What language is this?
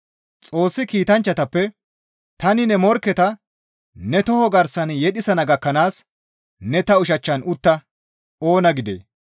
Gamo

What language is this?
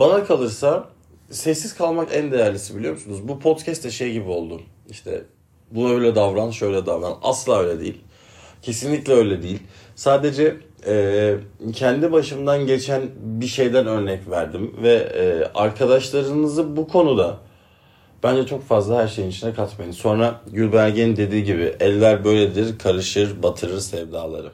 Turkish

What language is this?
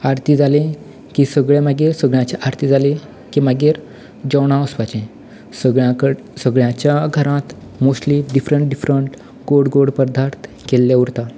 Konkani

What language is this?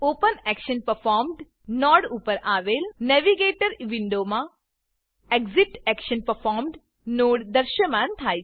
Gujarati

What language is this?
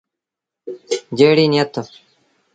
Sindhi Bhil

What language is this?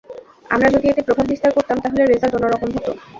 Bangla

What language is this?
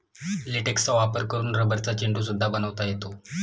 Marathi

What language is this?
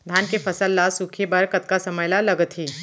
Chhattisgarhi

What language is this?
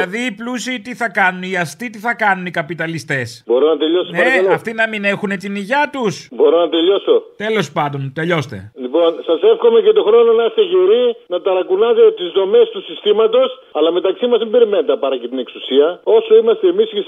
Greek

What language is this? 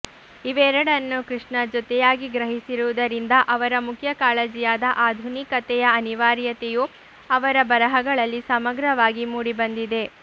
Kannada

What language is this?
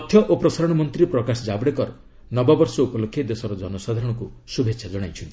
Odia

